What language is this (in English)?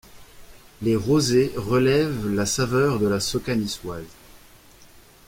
French